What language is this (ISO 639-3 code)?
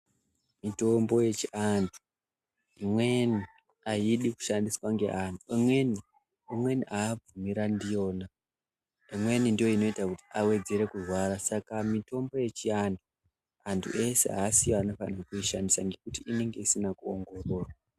ndc